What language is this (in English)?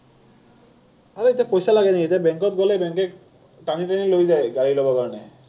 Assamese